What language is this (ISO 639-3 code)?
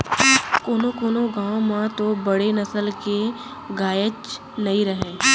hne